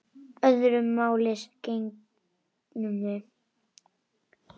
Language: Icelandic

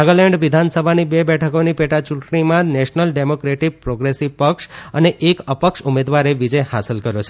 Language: Gujarati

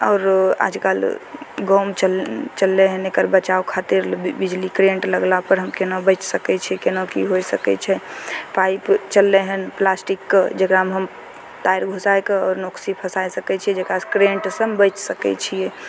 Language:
Maithili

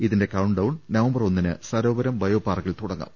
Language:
Malayalam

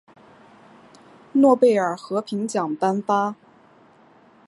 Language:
Chinese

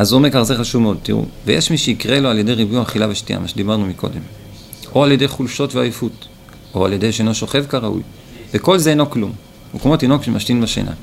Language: Hebrew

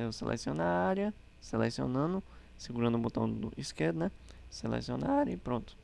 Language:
Portuguese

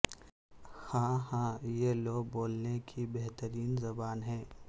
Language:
Urdu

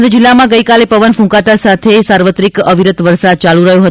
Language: Gujarati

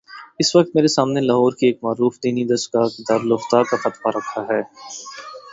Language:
Urdu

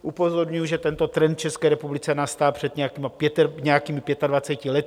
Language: Czech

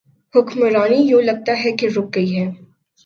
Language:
Urdu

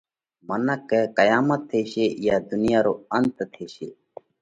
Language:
Parkari Koli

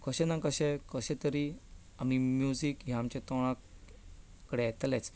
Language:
Konkani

